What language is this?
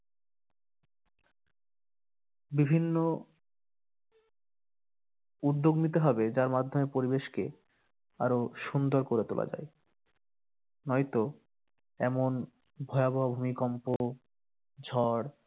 Bangla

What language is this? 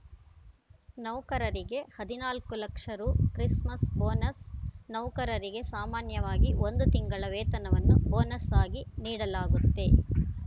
Kannada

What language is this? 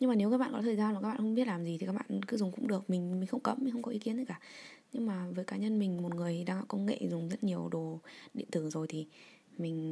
Vietnamese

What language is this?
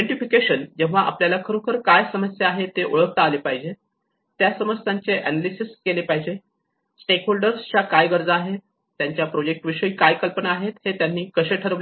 Marathi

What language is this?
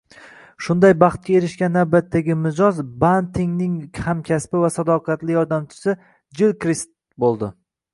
Uzbek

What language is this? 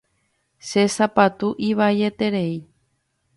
Guarani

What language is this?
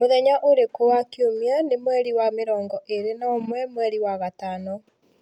Kikuyu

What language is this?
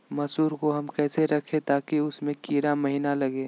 Magahi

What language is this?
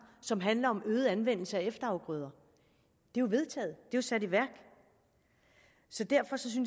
Danish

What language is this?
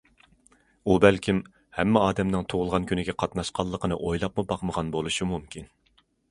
Uyghur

